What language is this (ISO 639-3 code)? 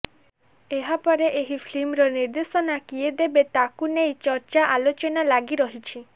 ori